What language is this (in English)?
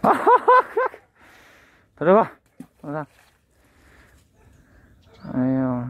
Vietnamese